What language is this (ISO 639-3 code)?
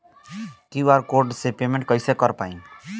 bho